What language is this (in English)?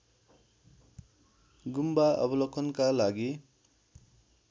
Nepali